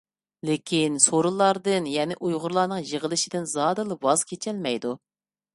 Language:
Uyghur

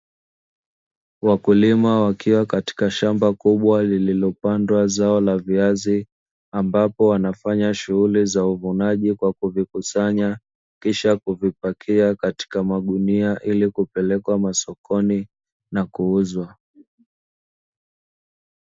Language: Swahili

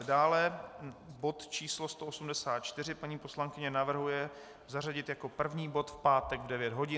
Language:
Czech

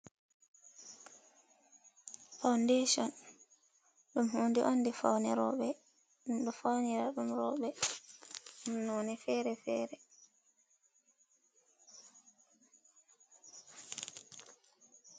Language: Fula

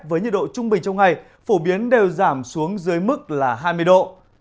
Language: Vietnamese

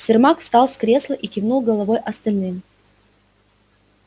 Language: Russian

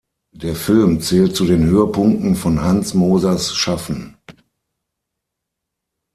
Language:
German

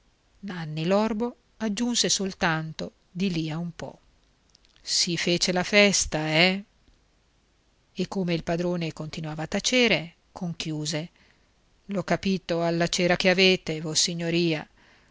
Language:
Italian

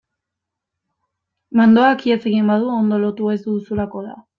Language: Basque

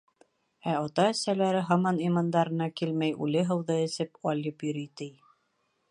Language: Bashkir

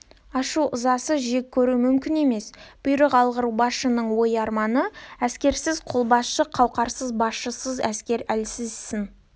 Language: Kazakh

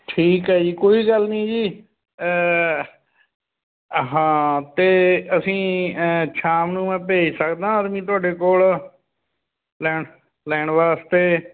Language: Punjabi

